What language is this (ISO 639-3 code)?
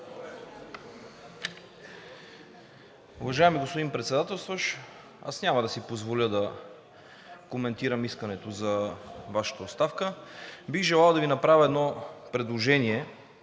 bul